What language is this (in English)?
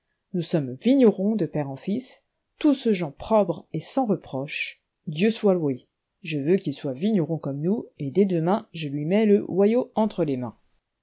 French